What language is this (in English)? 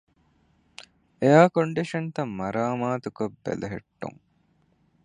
Divehi